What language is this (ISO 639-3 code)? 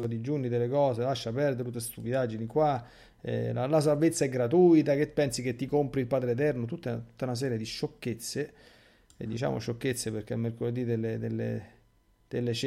ita